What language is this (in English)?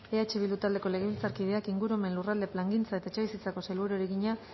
Basque